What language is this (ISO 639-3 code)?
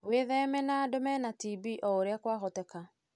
kik